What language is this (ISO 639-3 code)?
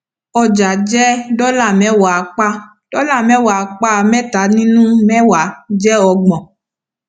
yor